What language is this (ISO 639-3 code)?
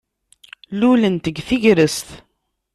kab